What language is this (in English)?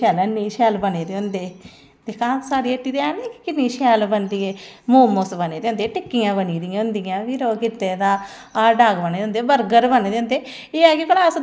Dogri